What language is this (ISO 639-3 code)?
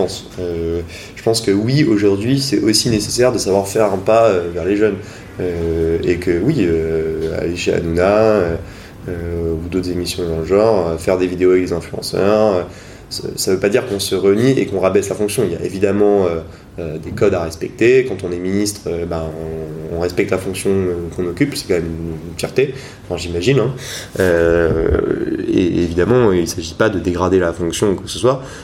fra